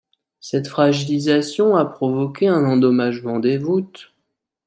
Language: French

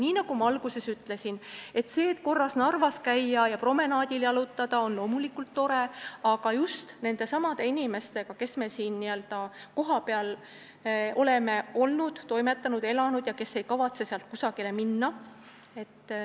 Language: Estonian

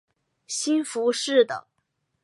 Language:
Chinese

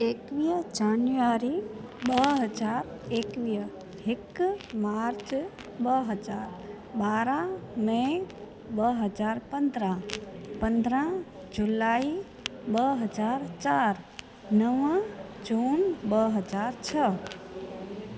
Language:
Sindhi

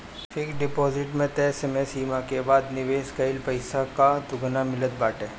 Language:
Bhojpuri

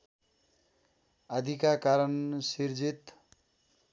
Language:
Nepali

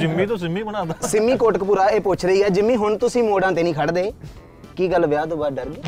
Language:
Punjabi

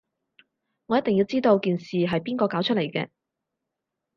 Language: Cantonese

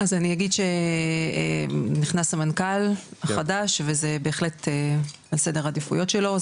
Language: Hebrew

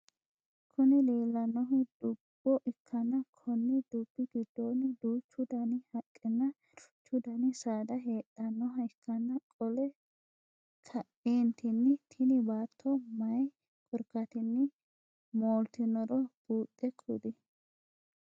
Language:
Sidamo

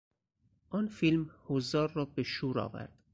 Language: Persian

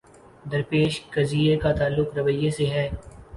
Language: Urdu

